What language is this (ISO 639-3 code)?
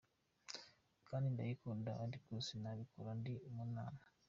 kin